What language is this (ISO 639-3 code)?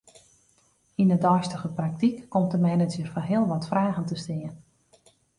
fry